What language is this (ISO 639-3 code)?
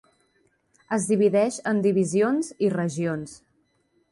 cat